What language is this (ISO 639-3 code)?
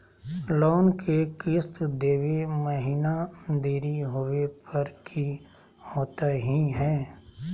mag